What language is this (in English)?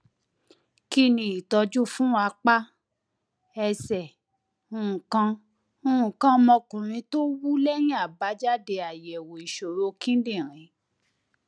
Yoruba